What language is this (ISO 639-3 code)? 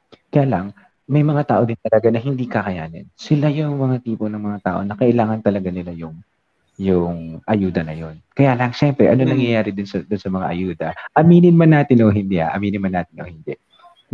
fil